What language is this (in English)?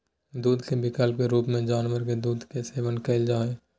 Magahi